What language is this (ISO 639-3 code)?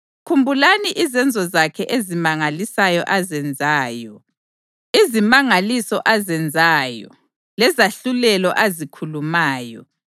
nde